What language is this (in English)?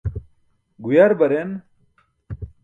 Burushaski